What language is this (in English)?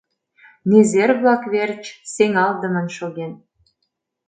Mari